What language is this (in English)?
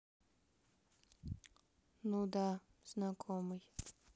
Russian